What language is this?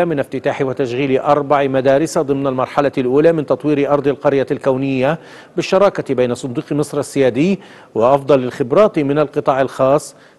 Arabic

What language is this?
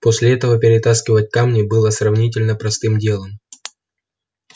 Russian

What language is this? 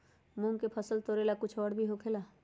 Magahi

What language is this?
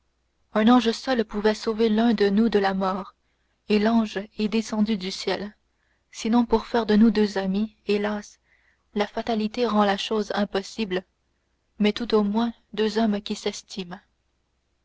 French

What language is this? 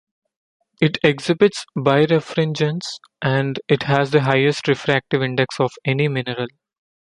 English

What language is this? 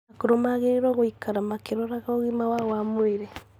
Kikuyu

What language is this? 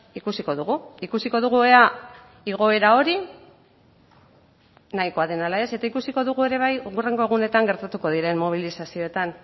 Basque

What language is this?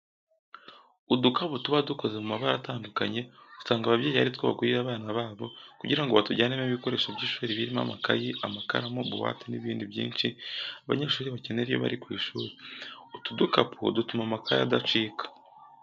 Kinyarwanda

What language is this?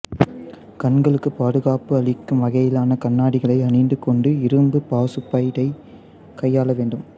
Tamil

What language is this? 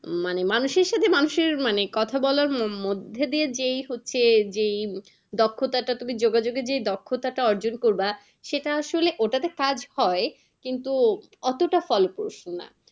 Bangla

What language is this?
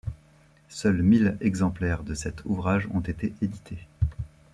French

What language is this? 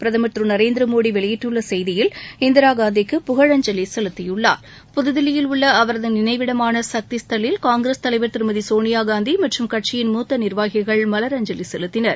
Tamil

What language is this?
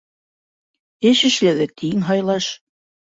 Bashkir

